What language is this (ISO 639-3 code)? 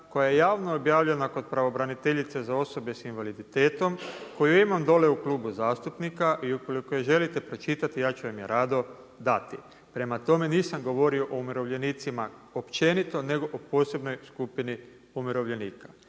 hrv